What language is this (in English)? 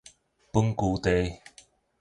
Min Nan Chinese